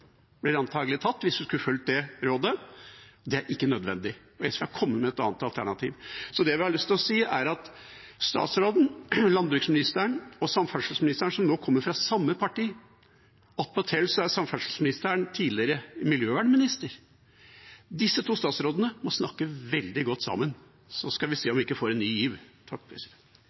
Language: Norwegian Bokmål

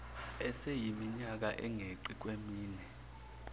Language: Zulu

